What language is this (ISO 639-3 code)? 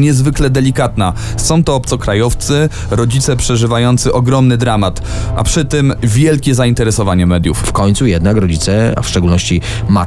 pol